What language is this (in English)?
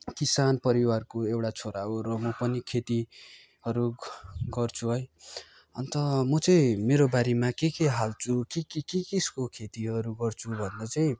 Nepali